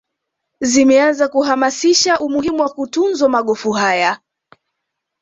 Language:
Swahili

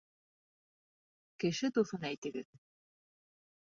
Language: Bashkir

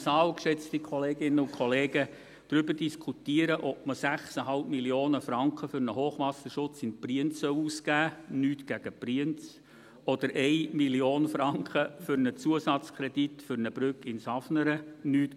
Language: Swiss German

